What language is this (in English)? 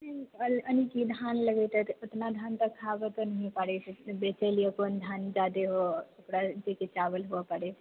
Maithili